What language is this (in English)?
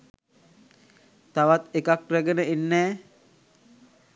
Sinhala